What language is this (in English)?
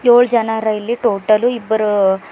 Kannada